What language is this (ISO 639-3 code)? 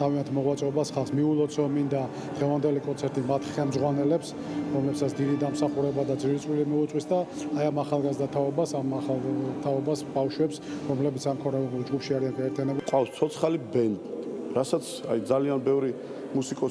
ron